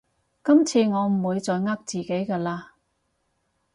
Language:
Cantonese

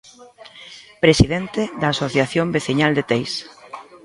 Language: Galician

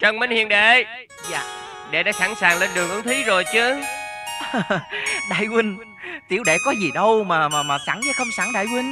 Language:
Vietnamese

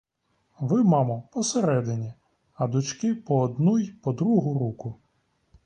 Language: Ukrainian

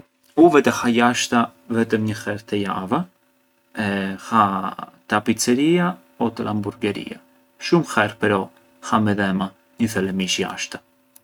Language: Arbëreshë Albanian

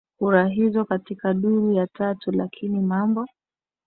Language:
Swahili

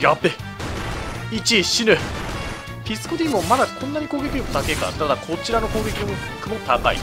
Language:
Japanese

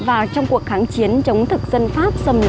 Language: Vietnamese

